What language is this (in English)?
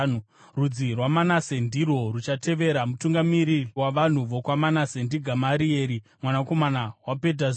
Shona